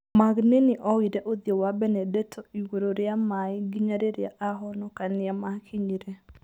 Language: Kikuyu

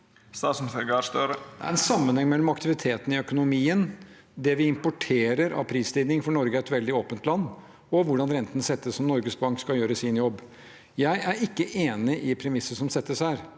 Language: Norwegian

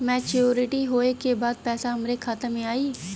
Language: Bhojpuri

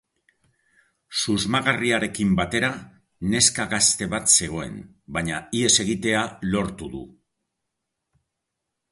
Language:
Basque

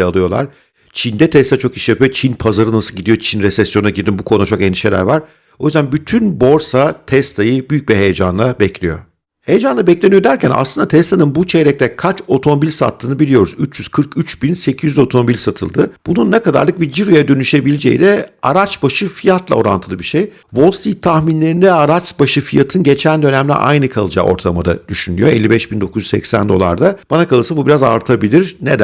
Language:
Turkish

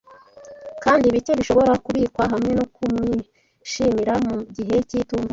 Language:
Kinyarwanda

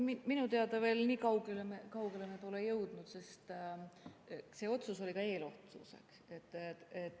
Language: Estonian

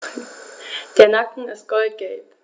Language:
German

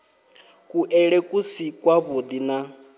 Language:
Venda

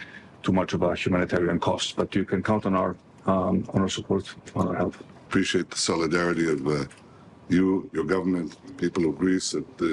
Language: Greek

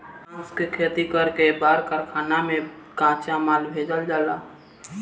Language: Bhojpuri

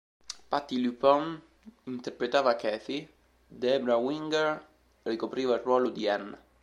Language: Italian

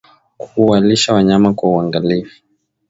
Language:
Swahili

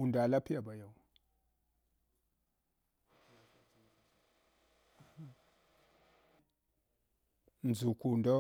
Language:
Hwana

